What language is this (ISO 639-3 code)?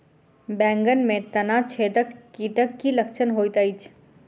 mai